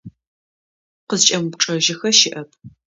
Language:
Adyghe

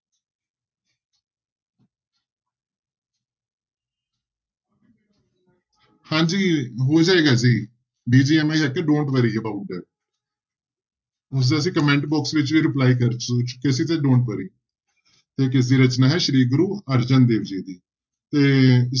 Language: Punjabi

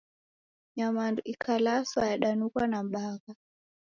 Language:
Taita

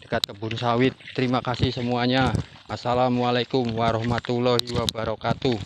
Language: Indonesian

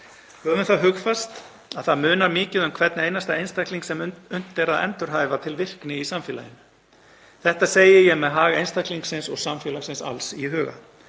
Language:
Icelandic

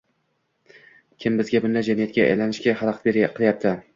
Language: Uzbek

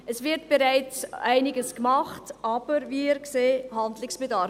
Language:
Swiss German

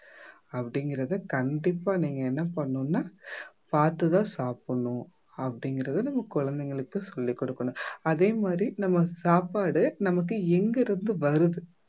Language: Tamil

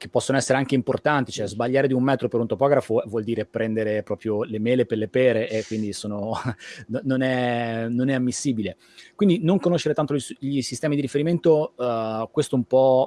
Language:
Italian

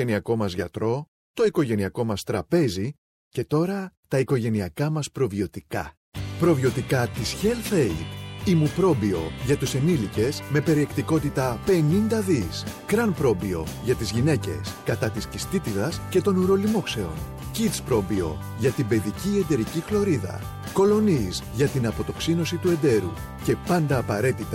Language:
Greek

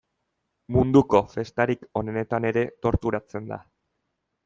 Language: Basque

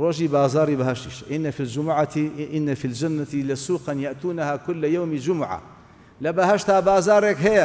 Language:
Arabic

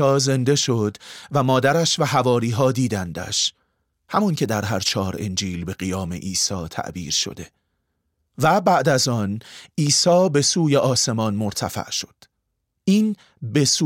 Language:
Persian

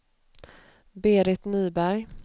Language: Swedish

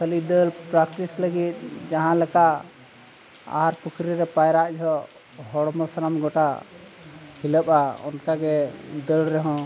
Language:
Santali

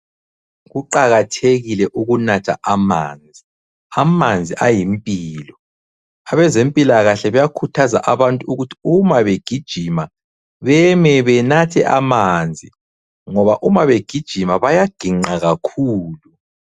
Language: North Ndebele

